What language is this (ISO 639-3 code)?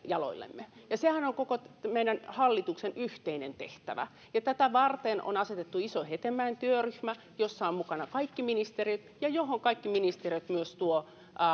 fin